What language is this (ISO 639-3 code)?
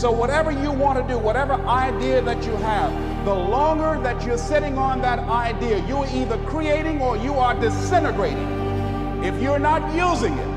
ell